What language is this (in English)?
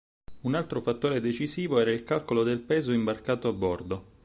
Italian